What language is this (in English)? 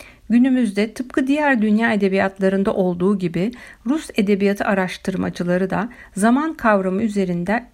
Turkish